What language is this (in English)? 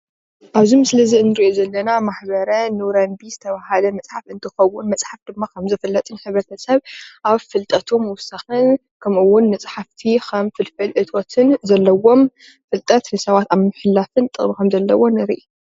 Tigrinya